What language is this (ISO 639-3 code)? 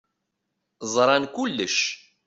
kab